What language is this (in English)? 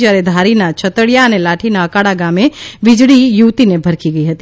Gujarati